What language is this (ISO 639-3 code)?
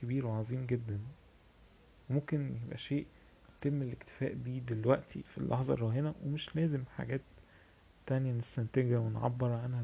ara